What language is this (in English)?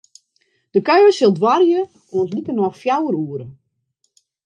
Western Frisian